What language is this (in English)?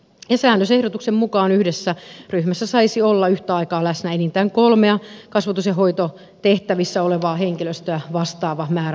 Finnish